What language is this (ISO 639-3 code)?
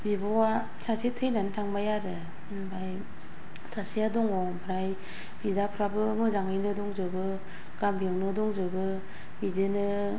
brx